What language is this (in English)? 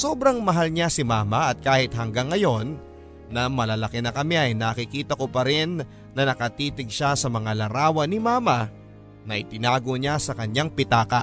Filipino